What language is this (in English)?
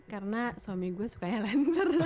Indonesian